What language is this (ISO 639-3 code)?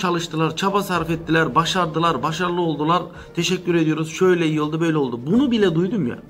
tur